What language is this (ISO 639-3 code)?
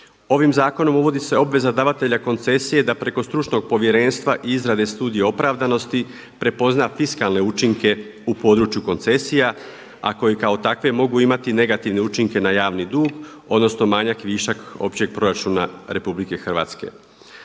hrv